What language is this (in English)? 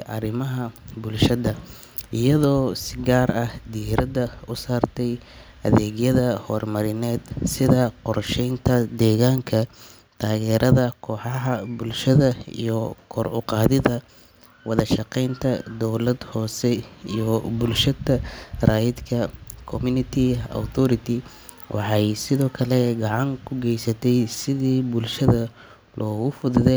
Somali